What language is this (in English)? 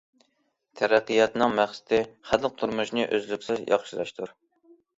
Uyghur